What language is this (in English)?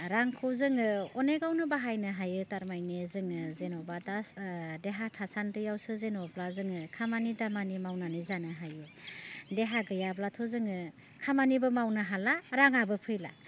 Bodo